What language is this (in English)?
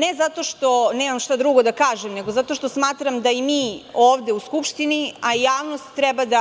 Serbian